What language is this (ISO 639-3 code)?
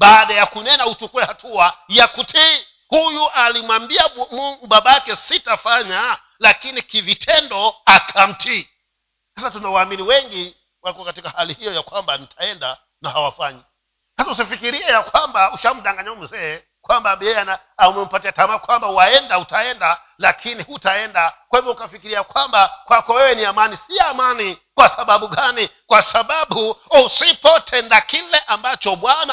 swa